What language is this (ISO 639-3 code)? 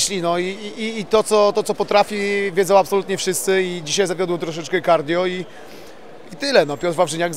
pol